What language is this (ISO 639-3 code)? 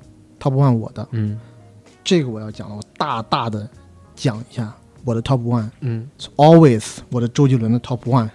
zho